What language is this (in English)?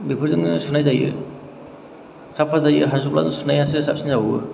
Bodo